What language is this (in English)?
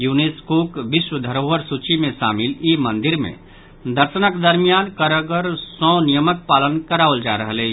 Maithili